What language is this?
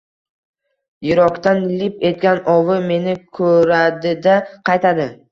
Uzbek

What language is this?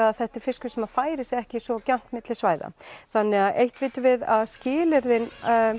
Icelandic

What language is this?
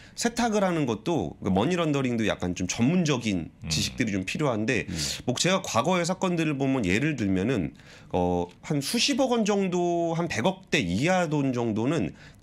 Korean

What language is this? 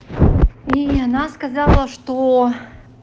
Russian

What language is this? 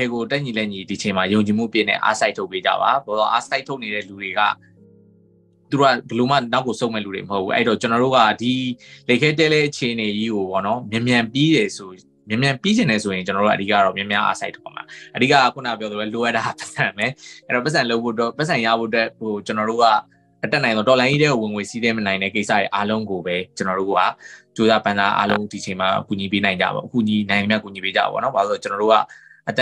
Thai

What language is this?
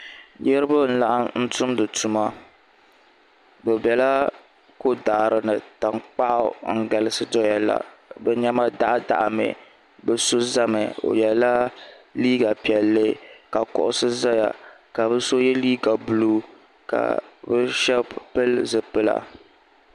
Dagbani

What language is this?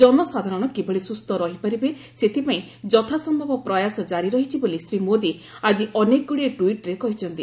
Odia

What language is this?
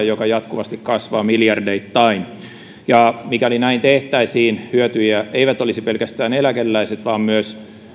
Finnish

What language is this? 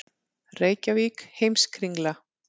Icelandic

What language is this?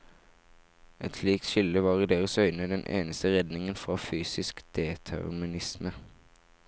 Norwegian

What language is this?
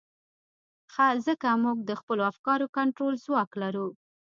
Pashto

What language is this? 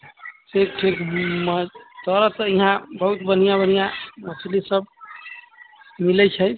Maithili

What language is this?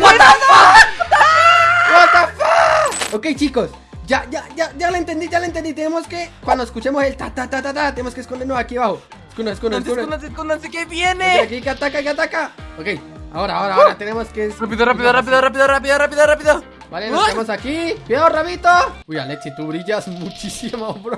Spanish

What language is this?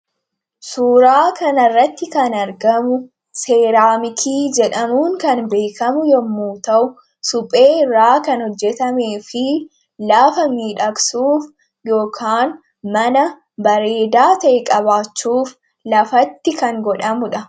Oromo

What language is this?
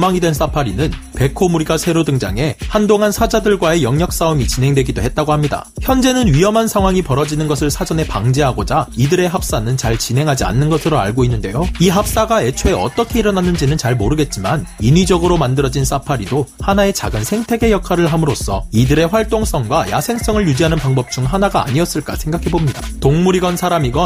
Korean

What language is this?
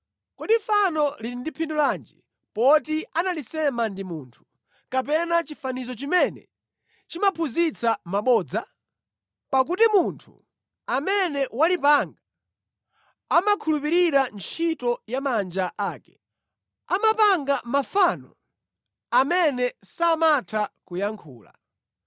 Nyanja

